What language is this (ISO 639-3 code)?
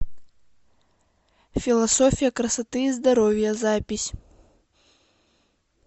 rus